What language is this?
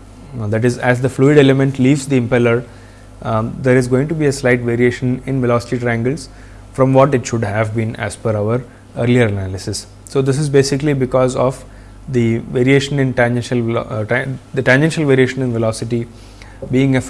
English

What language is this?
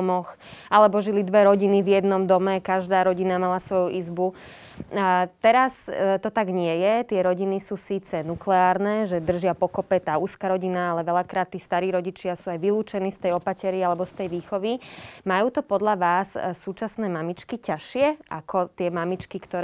Slovak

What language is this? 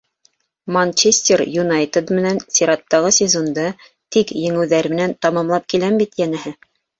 Bashkir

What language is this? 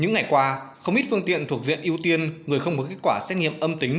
Vietnamese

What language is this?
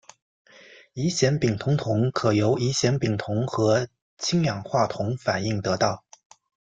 Chinese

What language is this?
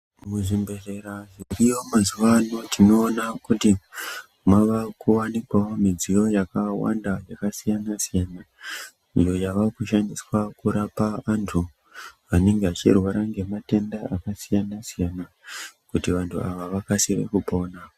Ndau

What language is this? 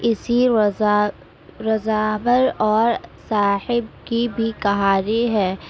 Urdu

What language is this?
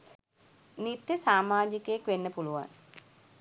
Sinhala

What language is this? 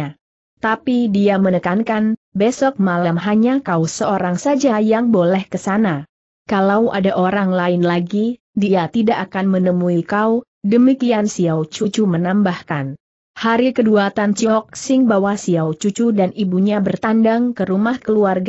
Indonesian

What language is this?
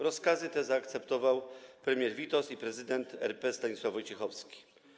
Polish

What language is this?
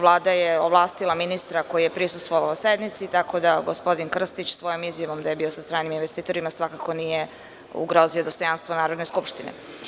Serbian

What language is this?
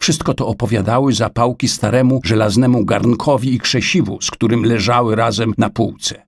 Polish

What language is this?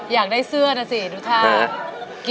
Thai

